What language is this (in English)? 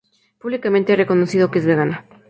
Spanish